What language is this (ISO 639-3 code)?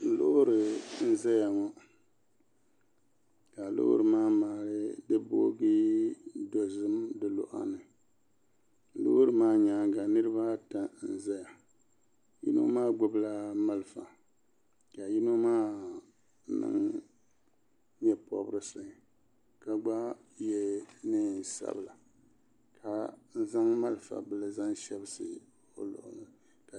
dag